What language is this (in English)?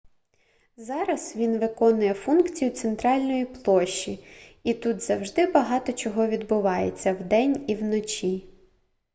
Ukrainian